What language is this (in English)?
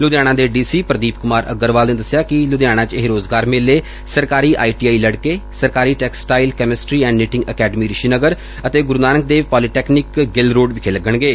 Punjabi